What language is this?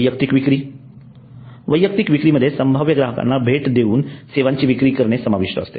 Marathi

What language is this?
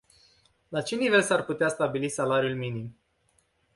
Romanian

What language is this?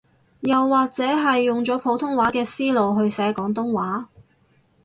Cantonese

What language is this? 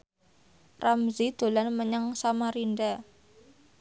Javanese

